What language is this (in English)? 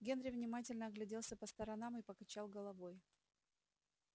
Russian